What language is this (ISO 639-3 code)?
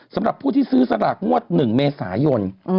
tha